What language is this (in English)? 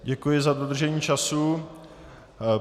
Czech